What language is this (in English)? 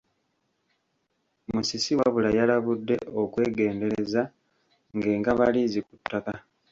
Ganda